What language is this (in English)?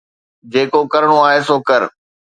Sindhi